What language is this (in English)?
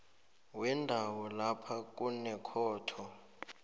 South Ndebele